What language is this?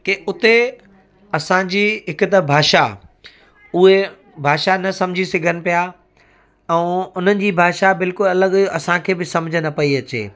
Sindhi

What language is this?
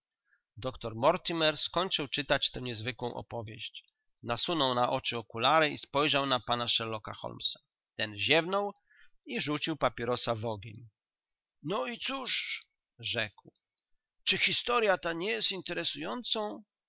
Polish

